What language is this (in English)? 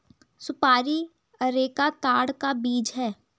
Hindi